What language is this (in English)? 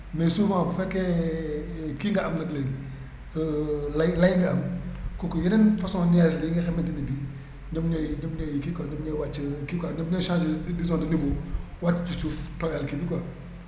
Wolof